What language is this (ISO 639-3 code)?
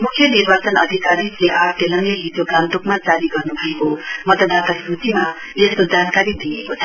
nep